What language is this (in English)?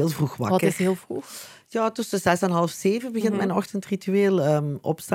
Dutch